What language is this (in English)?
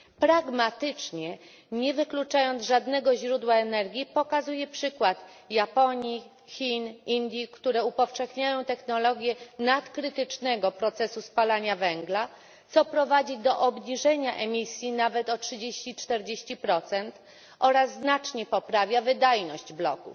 Polish